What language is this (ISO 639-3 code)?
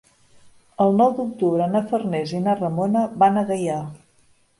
cat